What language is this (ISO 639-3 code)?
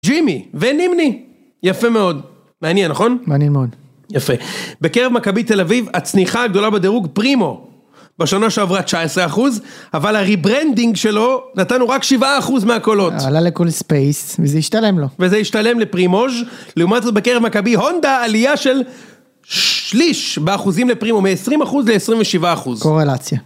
heb